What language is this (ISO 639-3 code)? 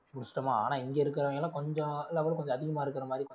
tam